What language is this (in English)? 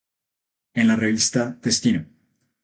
Spanish